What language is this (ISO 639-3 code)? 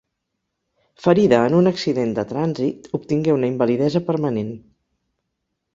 cat